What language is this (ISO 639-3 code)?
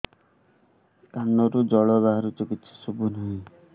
ori